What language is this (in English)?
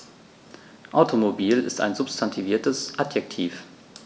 German